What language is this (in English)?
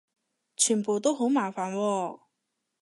Cantonese